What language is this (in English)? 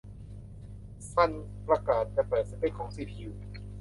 Thai